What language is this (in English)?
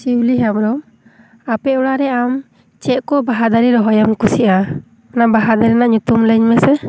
Santali